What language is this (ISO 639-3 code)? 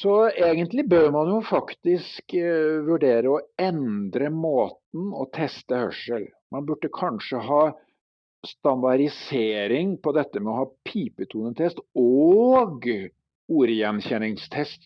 nor